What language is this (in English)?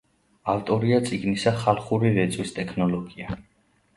Georgian